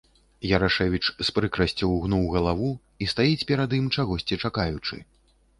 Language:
Belarusian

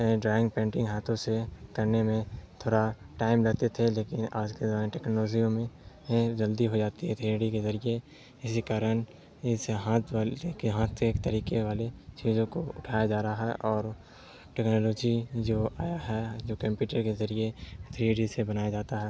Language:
Urdu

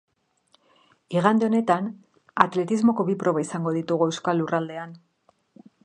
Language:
Basque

